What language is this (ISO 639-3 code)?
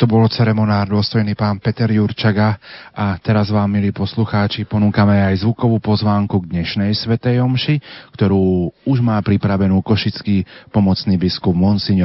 slk